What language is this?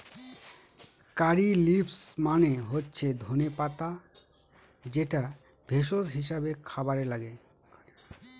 Bangla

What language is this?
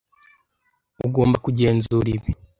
Kinyarwanda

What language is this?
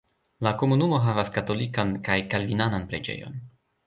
Esperanto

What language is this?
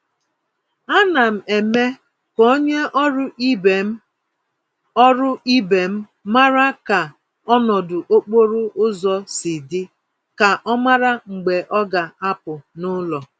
Igbo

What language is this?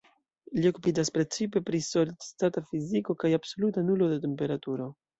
Esperanto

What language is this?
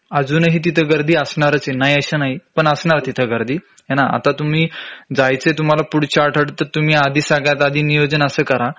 Marathi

